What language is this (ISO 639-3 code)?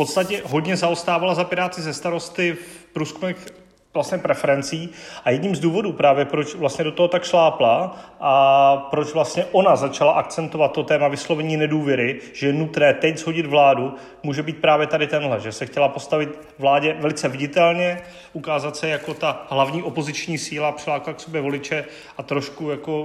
ces